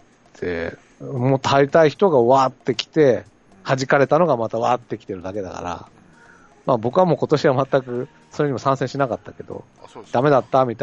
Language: Japanese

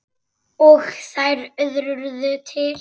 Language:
Icelandic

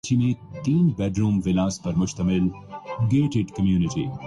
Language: Urdu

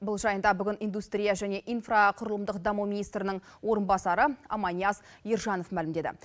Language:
Kazakh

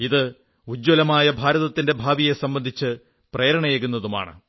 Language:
Malayalam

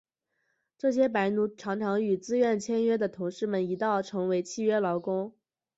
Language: Chinese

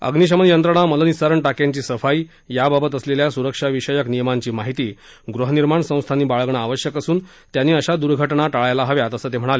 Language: Marathi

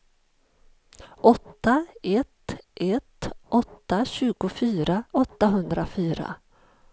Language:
Swedish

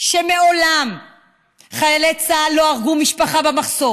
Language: Hebrew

